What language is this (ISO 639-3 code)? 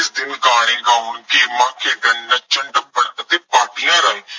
pan